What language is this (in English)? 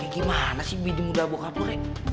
Indonesian